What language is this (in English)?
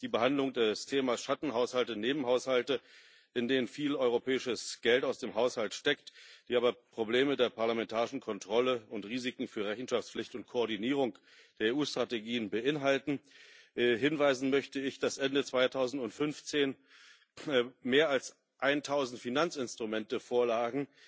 German